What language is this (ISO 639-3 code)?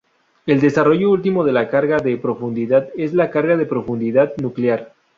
spa